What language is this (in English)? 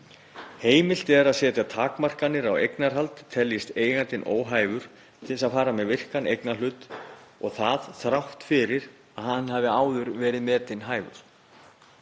Icelandic